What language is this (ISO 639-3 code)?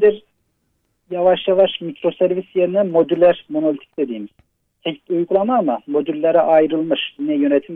tur